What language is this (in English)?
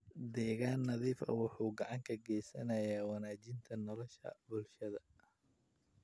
Somali